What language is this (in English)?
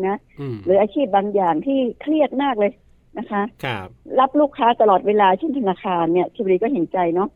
Thai